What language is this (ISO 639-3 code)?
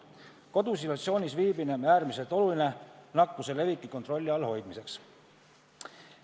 est